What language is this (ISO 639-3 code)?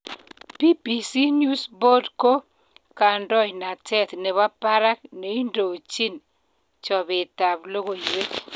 kln